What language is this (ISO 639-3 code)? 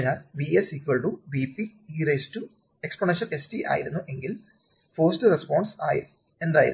mal